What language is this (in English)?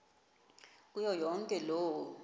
Xhosa